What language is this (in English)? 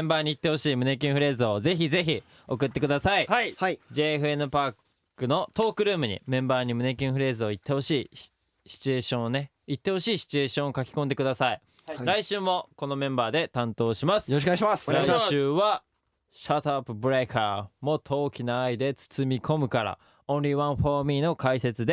Japanese